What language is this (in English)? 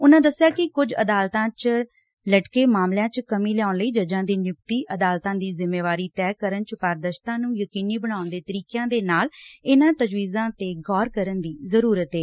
Punjabi